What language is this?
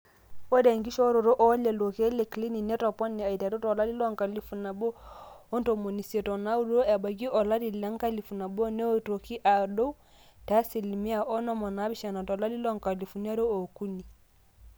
Masai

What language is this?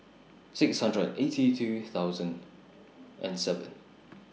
English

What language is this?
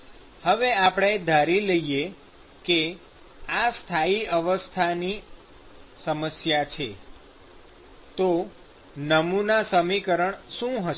Gujarati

